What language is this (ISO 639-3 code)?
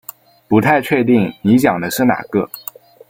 zho